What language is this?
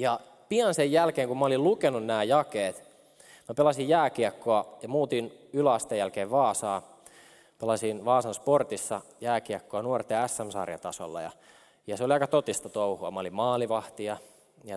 Finnish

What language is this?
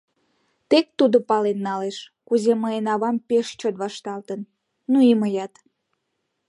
Mari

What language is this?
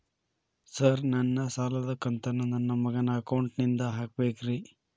Kannada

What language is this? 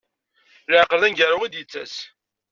Kabyle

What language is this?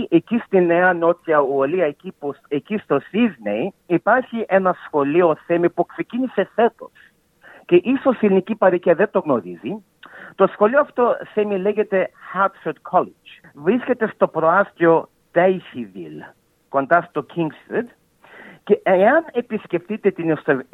Greek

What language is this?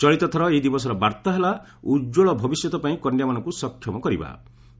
Odia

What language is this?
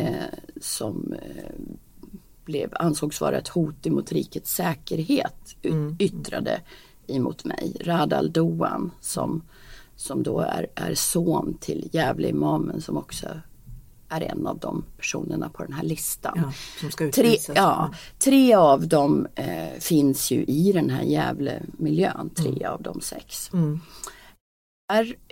Swedish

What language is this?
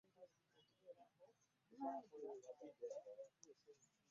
Ganda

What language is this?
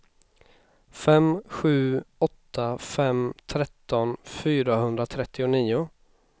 Swedish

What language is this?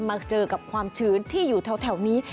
Thai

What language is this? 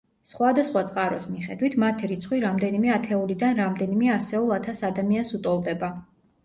Georgian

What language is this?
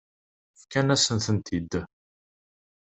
Kabyle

